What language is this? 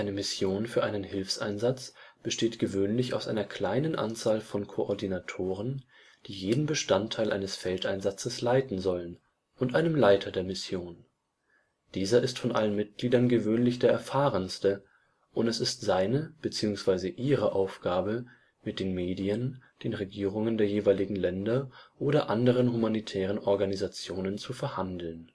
German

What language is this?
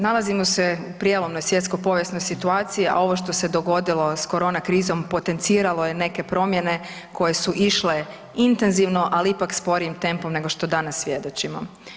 Croatian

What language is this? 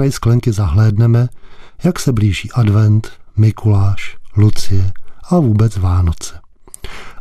Czech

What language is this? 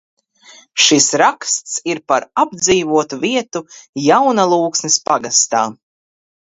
Latvian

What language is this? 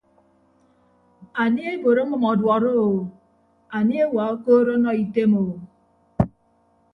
Ibibio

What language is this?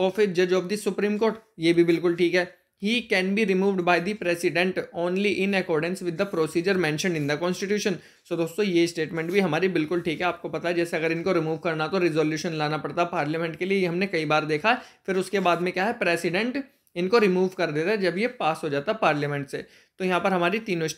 Hindi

